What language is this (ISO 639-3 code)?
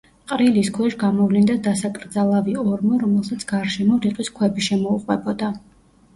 kat